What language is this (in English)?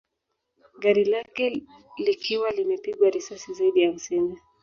Swahili